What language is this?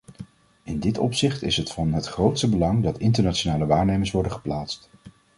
Dutch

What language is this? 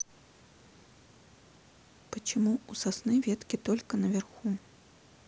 Russian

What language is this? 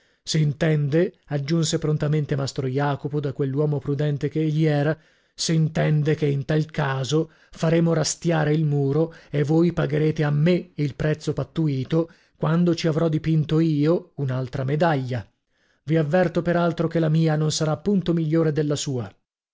Italian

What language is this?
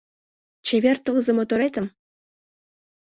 Mari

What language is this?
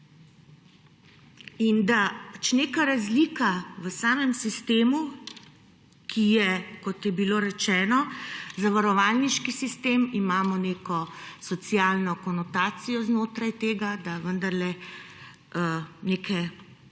Slovenian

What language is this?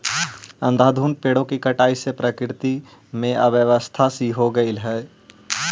Magahi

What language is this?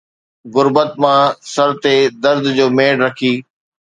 Sindhi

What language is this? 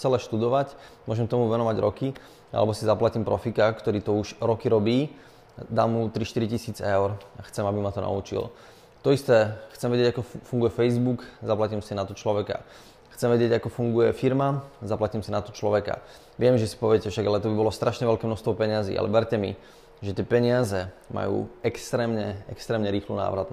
Slovak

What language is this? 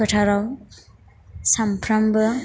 Bodo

